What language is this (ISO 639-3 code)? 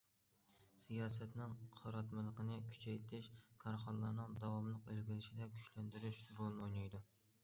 uig